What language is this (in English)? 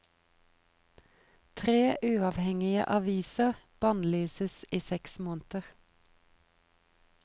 Norwegian